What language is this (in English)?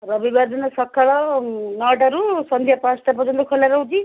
Odia